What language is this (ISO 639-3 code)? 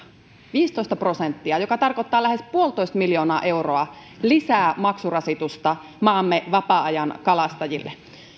fin